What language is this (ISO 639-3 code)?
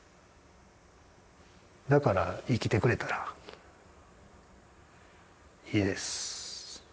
jpn